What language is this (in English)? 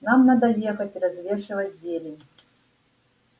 Russian